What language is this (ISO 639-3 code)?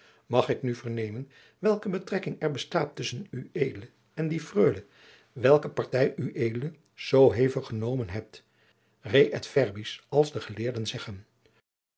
nld